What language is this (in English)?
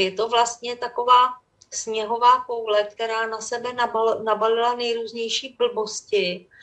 Czech